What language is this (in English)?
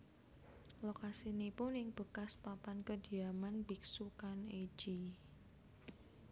Javanese